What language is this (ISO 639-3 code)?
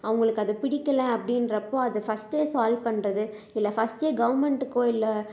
tam